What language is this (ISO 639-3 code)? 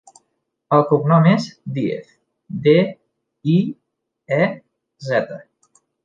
cat